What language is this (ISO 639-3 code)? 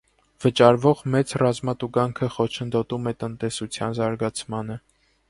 hye